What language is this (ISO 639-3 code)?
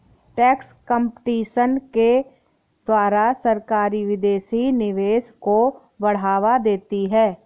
hin